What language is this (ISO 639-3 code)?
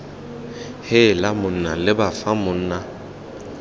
tsn